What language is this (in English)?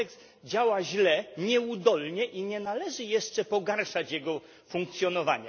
Polish